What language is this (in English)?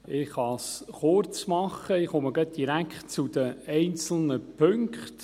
Swiss German